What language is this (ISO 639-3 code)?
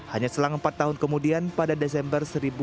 ind